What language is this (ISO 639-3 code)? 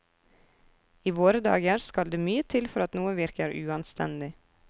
nor